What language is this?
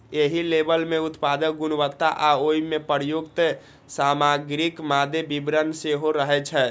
Maithili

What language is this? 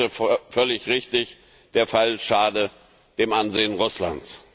German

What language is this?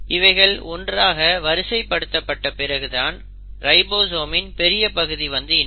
Tamil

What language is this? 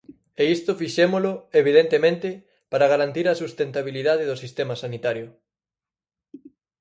Galician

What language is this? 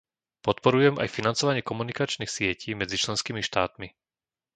Slovak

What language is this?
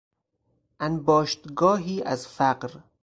Persian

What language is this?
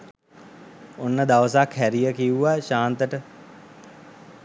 Sinhala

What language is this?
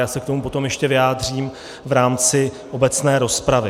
Czech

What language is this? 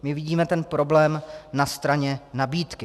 Czech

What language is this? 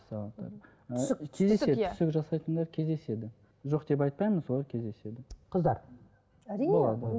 Kazakh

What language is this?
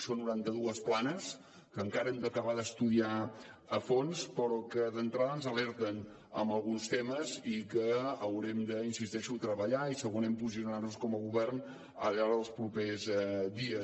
Catalan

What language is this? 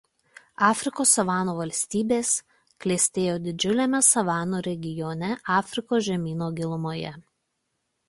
Lithuanian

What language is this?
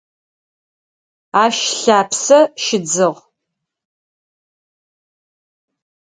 Adyghe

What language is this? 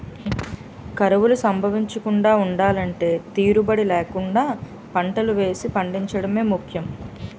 Telugu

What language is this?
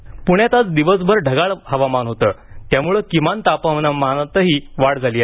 Marathi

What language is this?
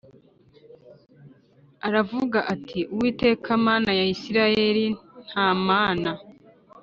Kinyarwanda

